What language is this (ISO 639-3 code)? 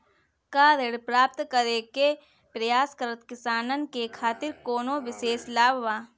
bho